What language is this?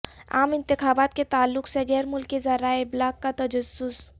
Urdu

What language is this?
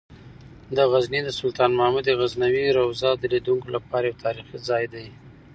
Pashto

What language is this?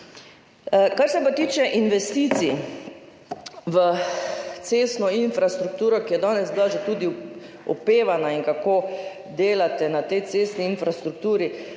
Slovenian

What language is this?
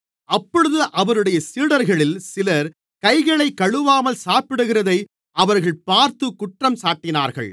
Tamil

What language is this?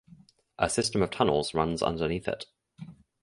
English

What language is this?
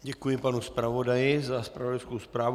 Czech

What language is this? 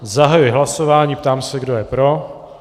Czech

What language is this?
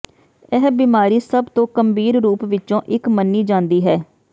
Punjabi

